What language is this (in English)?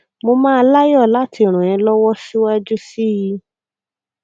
Yoruba